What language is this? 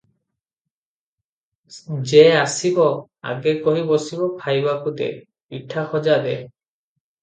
Odia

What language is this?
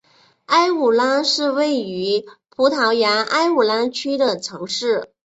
Chinese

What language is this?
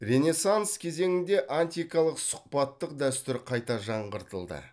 Kazakh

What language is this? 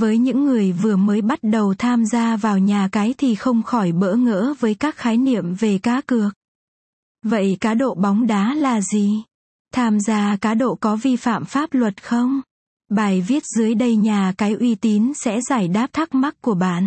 Vietnamese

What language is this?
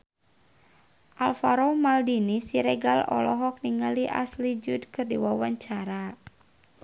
Sundanese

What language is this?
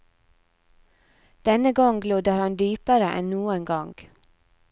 Norwegian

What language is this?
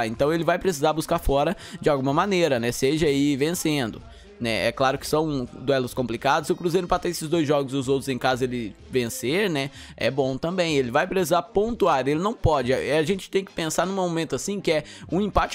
Portuguese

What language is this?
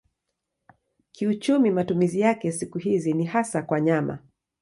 Swahili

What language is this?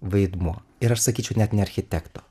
Lithuanian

